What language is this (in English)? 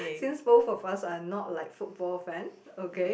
English